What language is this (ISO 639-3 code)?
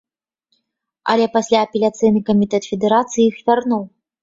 bel